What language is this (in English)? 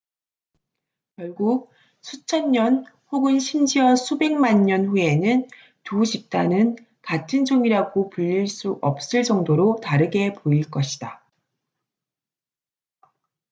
Korean